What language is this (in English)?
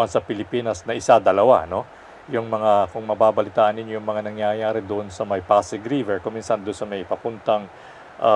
Filipino